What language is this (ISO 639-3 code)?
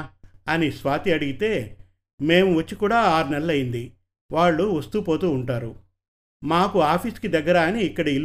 tel